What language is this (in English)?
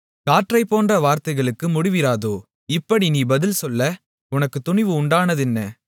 Tamil